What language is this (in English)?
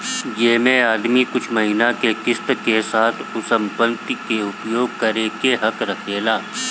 Bhojpuri